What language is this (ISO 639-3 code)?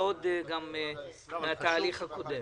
heb